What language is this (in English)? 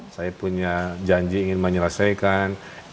Indonesian